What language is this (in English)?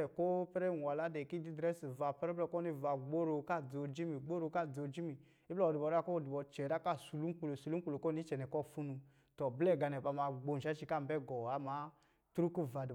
Lijili